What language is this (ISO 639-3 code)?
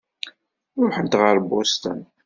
kab